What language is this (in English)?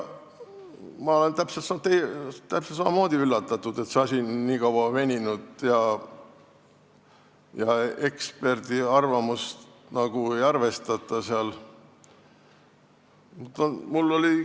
Estonian